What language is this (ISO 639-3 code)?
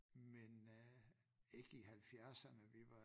dan